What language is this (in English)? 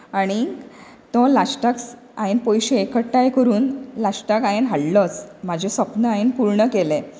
Konkani